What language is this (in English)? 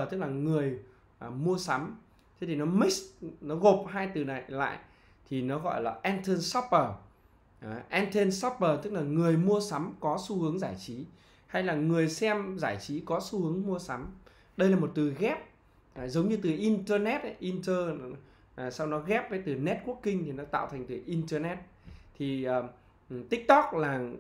Vietnamese